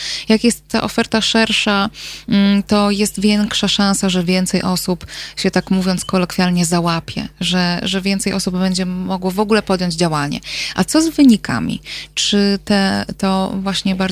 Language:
Polish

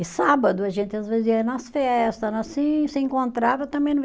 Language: Portuguese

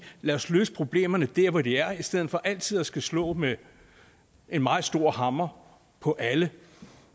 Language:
Danish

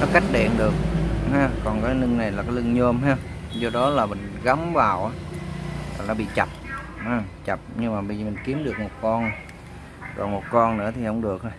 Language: Vietnamese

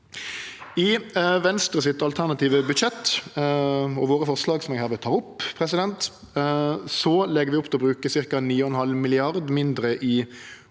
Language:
Norwegian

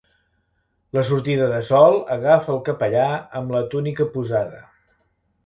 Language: Catalan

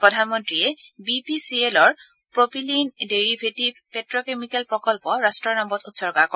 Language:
Assamese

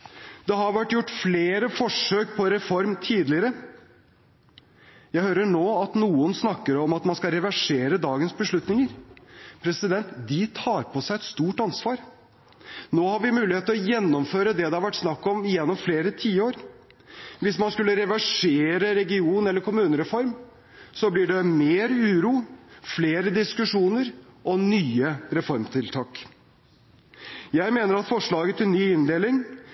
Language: Norwegian Bokmål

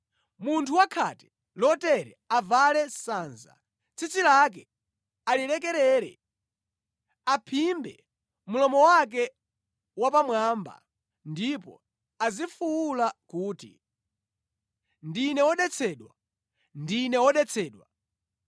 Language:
Nyanja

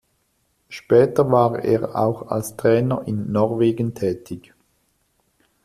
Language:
German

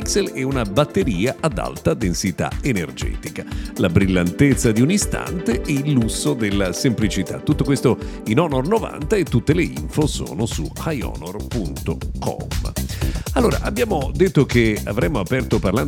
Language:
Italian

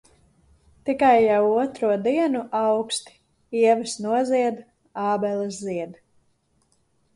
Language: Latvian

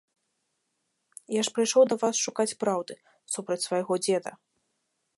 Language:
Belarusian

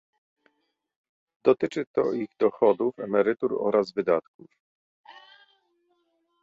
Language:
Polish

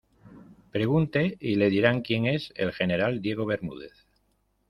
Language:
Spanish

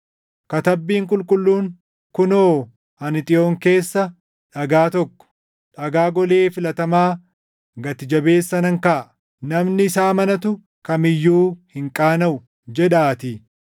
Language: Oromo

